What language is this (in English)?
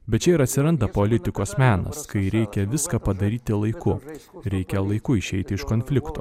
Lithuanian